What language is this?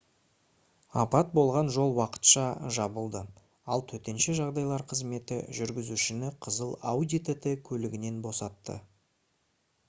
Kazakh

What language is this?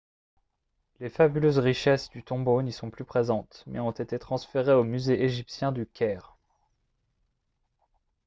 French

